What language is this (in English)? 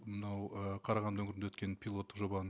Kazakh